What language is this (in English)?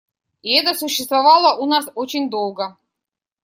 Russian